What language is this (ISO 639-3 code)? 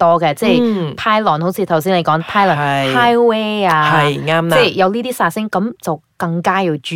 zho